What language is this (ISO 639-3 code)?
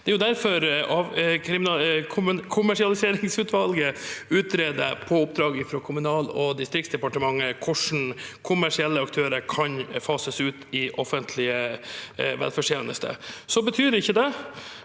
nor